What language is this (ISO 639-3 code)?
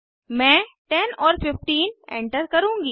hin